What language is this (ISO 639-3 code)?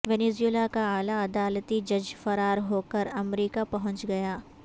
urd